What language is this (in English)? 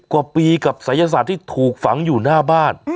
Thai